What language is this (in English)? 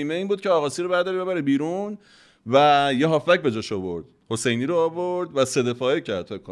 Persian